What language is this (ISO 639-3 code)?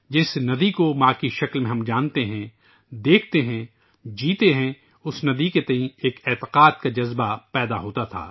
urd